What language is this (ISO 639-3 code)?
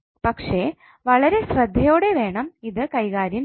mal